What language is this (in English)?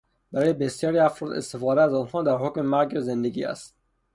Persian